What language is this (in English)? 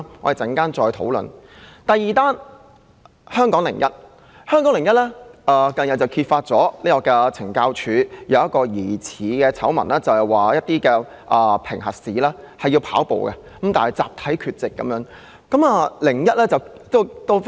Cantonese